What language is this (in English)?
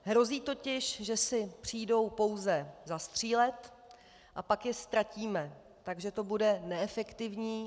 Czech